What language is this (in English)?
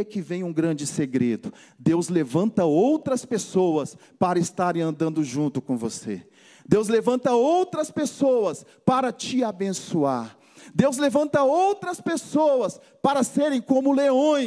Portuguese